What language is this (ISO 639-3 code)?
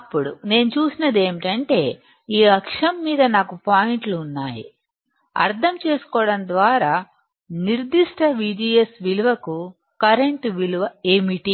tel